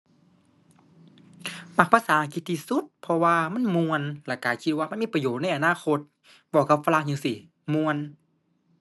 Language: Thai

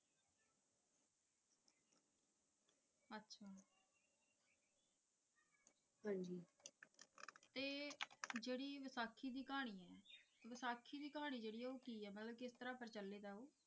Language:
Punjabi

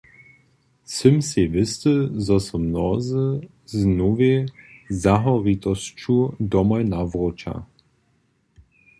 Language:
Upper Sorbian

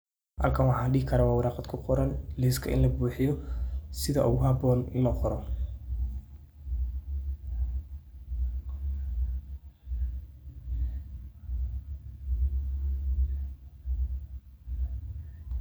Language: Somali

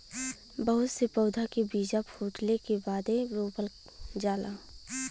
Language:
Bhojpuri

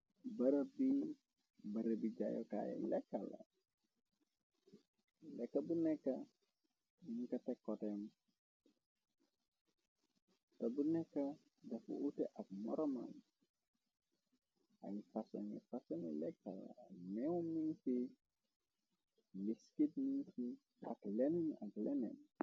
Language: Wolof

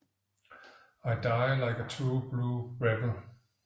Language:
Danish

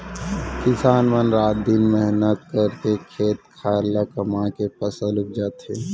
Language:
Chhattisgarhi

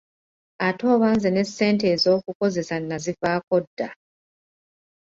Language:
Ganda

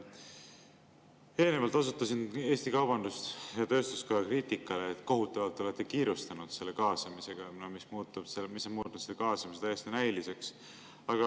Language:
Estonian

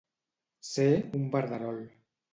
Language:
Catalan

